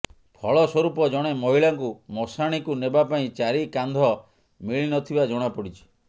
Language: Odia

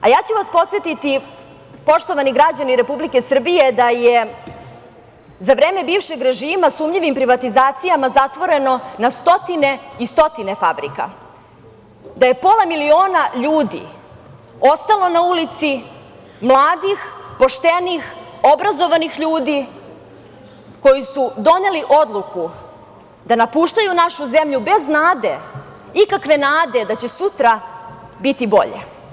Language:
Serbian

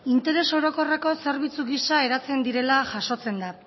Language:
Basque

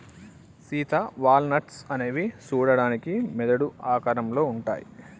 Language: Telugu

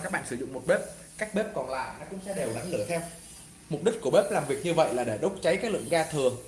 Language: Vietnamese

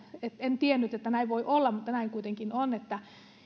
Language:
Finnish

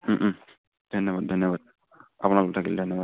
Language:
Assamese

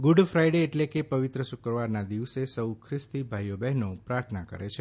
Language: Gujarati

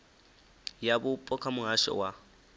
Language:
Venda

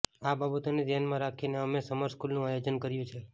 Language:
Gujarati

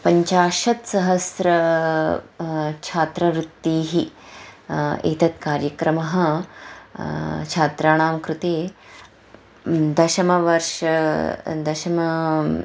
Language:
Sanskrit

